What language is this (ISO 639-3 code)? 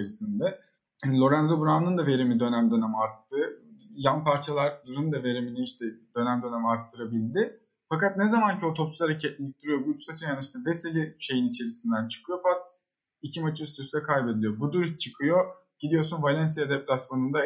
tur